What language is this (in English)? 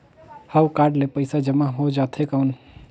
Chhattisgarhi